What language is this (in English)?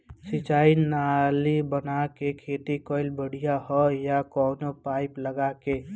Bhojpuri